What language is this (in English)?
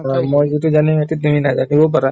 Assamese